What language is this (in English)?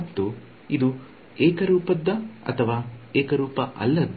Kannada